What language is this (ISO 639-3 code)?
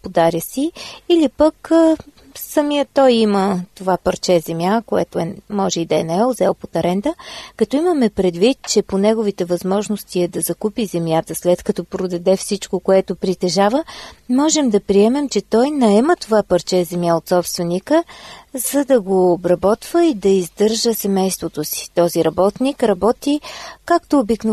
bul